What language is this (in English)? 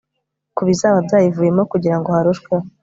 Kinyarwanda